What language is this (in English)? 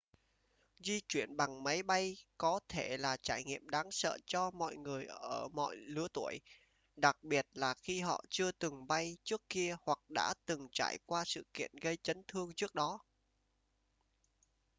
Vietnamese